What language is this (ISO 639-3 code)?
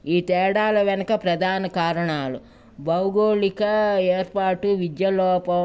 tel